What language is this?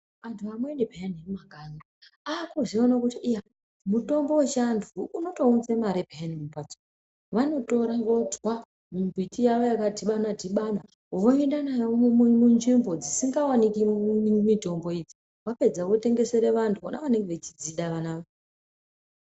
Ndau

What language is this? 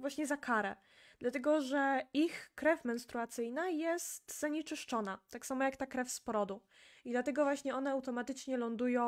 Polish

